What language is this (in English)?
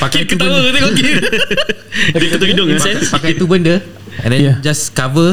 Malay